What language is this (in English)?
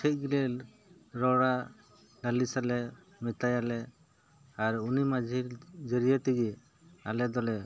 Santali